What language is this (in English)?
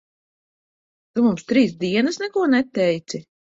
Latvian